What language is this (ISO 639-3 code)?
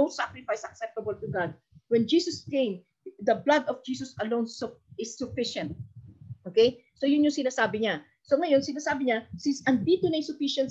fil